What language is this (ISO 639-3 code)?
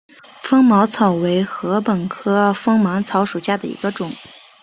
zho